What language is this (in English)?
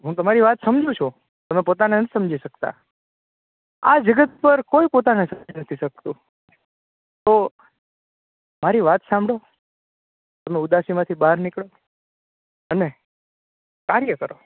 Gujarati